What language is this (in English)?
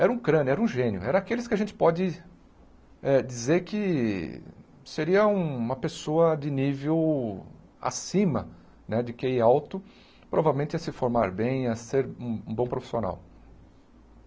Portuguese